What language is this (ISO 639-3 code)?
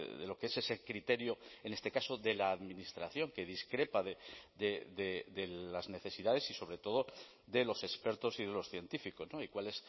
spa